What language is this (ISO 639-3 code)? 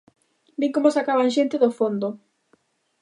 glg